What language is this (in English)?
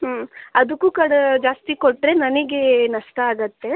Kannada